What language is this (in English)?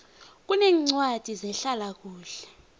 South Ndebele